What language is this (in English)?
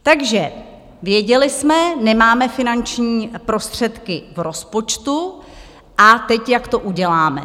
Czech